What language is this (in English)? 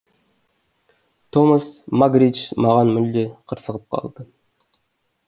Kazakh